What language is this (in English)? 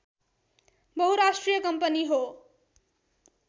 Nepali